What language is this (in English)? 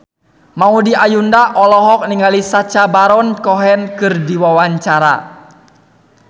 Sundanese